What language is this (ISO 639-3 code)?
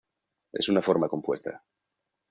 spa